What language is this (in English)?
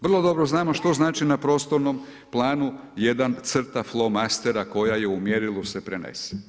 Croatian